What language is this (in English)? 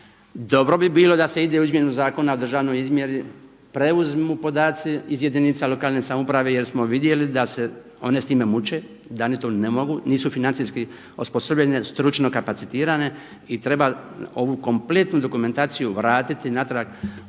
Croatian